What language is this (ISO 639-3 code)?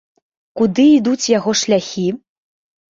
bel